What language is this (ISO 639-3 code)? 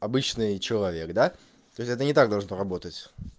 rus